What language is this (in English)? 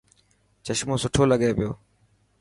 Dhatki